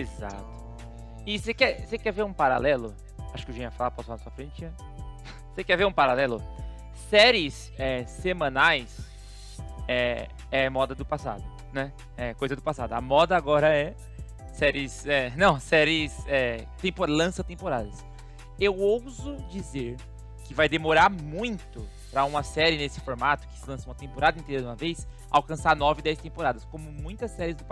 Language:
Portuguese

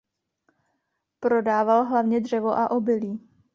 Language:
Czech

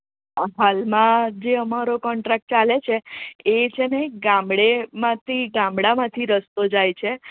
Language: Gujarati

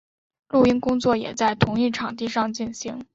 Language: Chinese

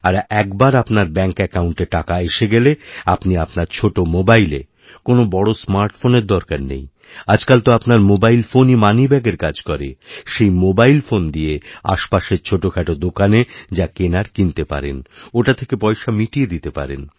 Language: Bangla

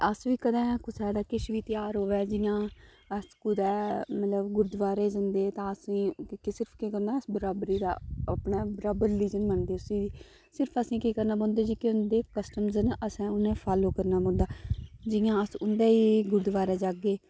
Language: Dogri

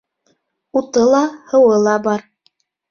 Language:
Bashkir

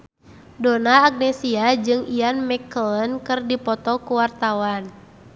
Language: Sundanese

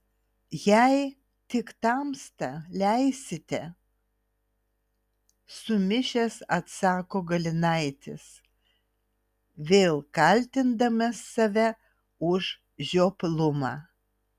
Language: Lithuanian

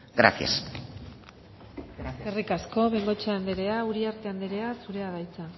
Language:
Basque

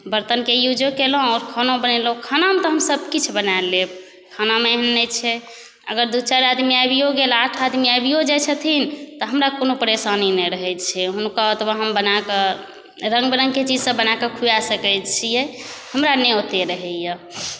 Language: Maithili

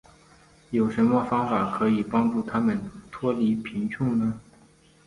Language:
Chinese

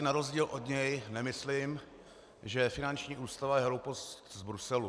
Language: Czech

